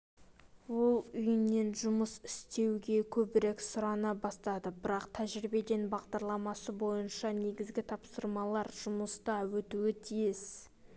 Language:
Kazakh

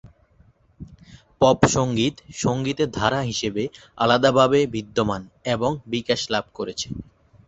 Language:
Bangla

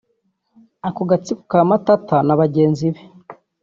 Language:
Kinyarwanda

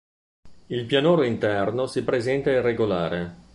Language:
Italian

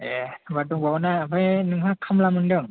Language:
Bodo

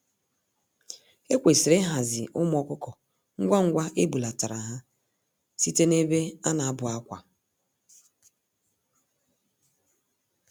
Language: Igbo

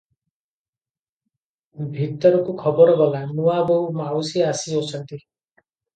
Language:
Odia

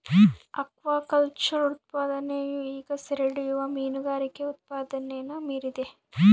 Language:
Kannada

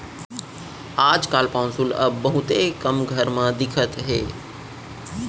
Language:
Chhattisgarhi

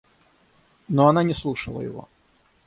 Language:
Russian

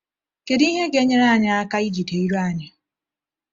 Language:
Igbo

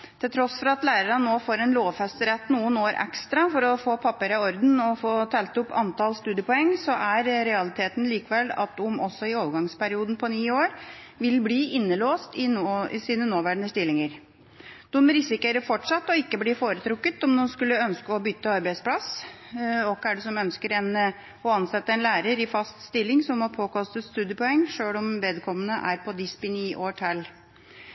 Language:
Norwegian Bokmål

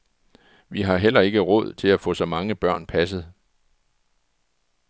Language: Danish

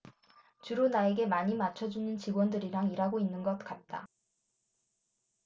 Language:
Korean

